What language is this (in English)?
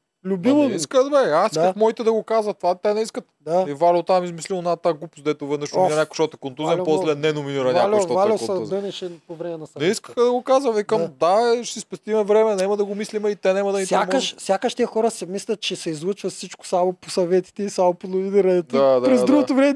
Bulgarian